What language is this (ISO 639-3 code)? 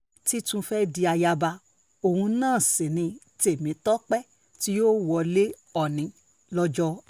yor